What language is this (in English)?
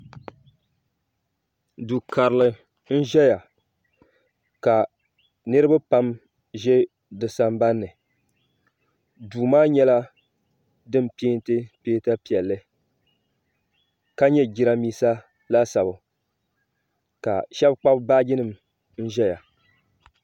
Dagbani